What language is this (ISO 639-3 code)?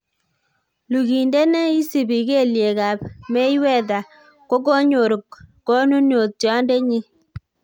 kln